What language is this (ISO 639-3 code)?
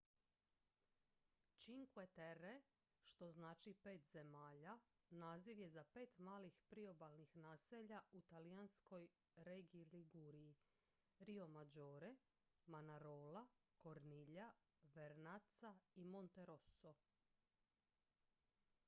hrv